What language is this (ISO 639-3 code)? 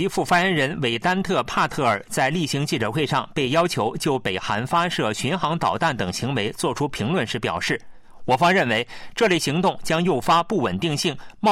zho